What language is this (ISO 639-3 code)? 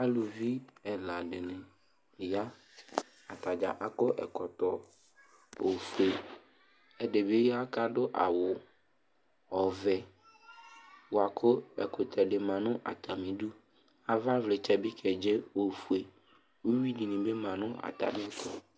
kpo